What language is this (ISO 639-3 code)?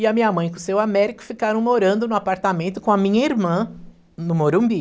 por